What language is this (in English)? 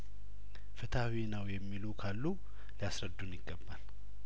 Amharic